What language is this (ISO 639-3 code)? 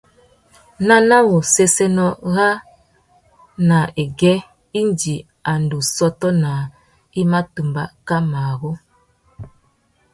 bag